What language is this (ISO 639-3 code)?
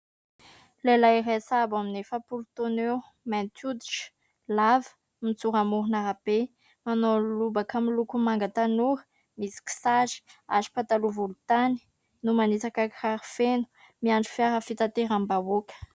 mlg